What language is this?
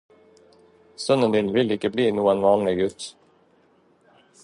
Norwegian Bokmål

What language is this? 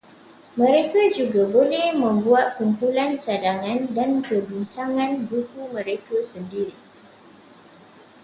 Malay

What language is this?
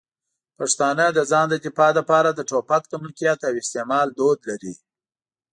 Pashto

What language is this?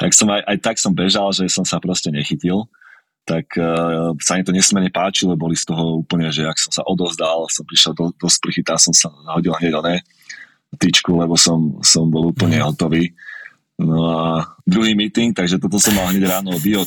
Slovak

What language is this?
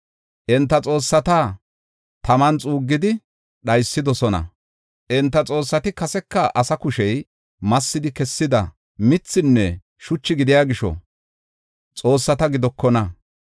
Gofa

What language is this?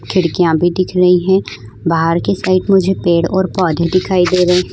Hindi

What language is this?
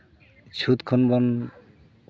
Santali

